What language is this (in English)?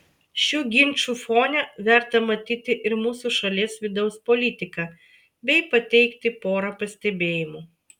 Lithuanian